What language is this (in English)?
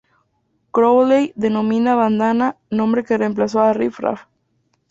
Spanish